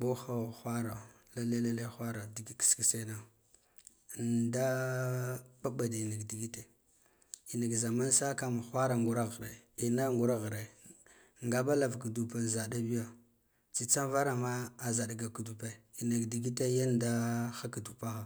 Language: Guduf-Gava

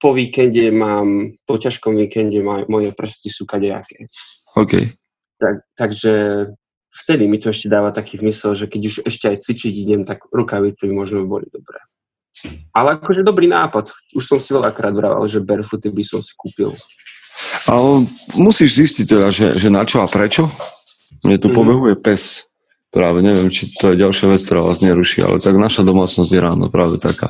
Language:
Slovak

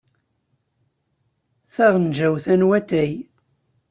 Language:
Kabyle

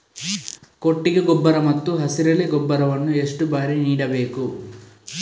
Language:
Kannada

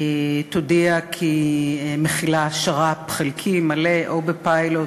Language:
Hebrew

